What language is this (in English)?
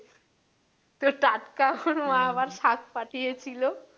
Bangla